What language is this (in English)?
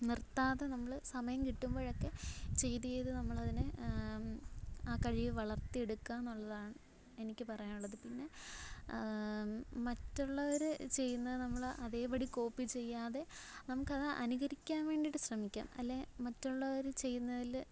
Malayalam